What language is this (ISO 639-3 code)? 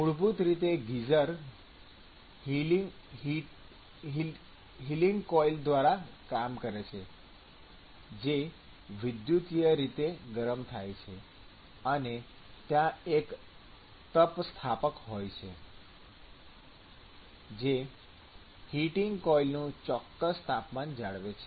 guj